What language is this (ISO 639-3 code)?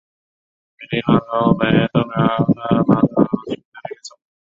zho